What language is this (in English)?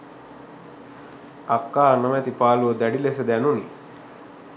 Sinhala